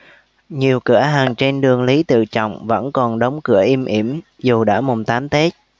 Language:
Vietnamese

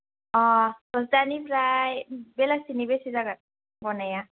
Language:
Bodo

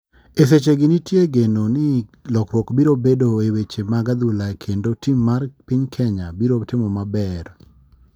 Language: Luo (Kenya and Tanzania)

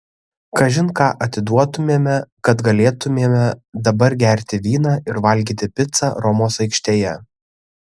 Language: Lithuanian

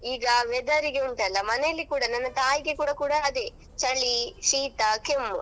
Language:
Kannada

